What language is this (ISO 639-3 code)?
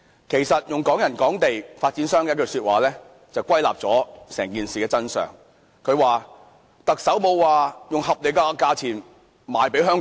yue